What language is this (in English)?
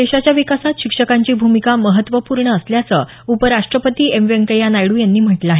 Marathi